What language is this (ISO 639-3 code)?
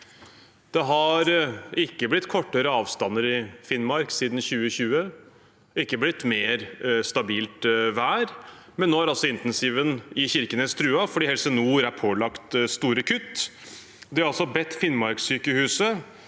nor